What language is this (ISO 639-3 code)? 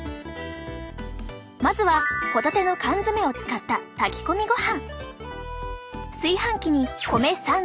jpn